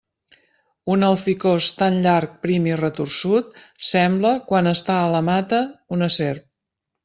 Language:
Catalan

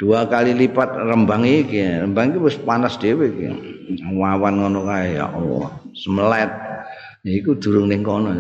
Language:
Indonesian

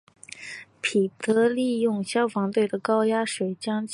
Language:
Chinese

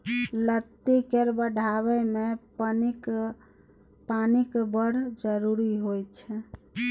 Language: Maithili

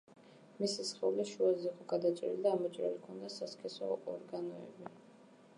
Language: Georgian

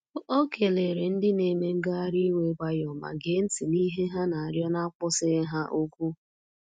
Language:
Igbo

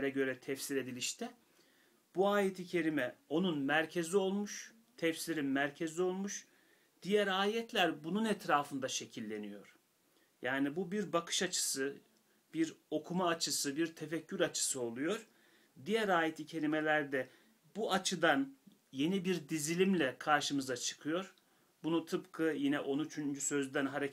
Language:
Turkish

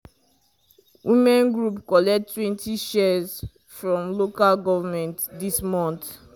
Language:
Nigerian Pidgin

